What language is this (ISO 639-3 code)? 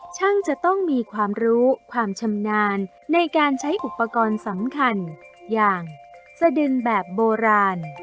tha